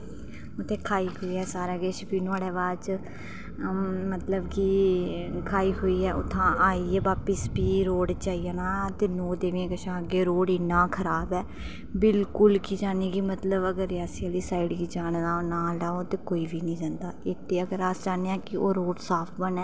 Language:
Dogri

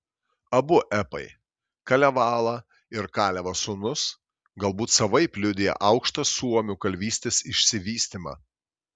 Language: Lithuanian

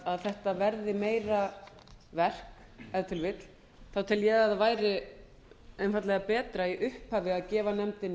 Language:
Icelandic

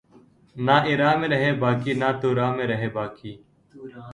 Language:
Urdu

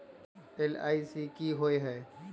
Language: Magahi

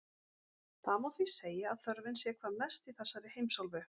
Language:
Icelandic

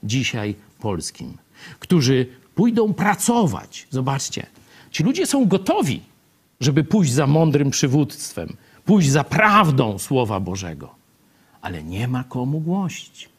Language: Polish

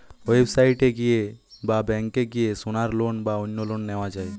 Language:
Bangla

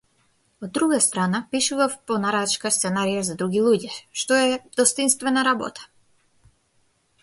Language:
Macedonian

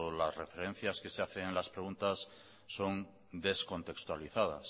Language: Spanish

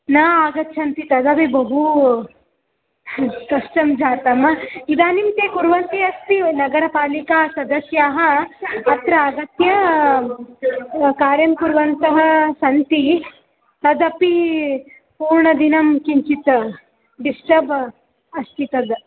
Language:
Sanskrit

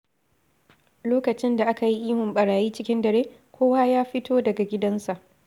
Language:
Hausa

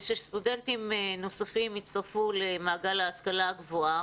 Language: Hebrew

